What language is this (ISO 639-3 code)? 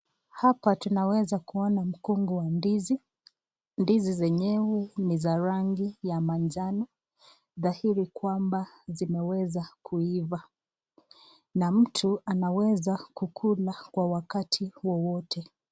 swa